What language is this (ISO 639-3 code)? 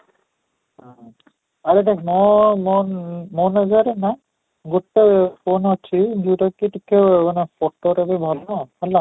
ori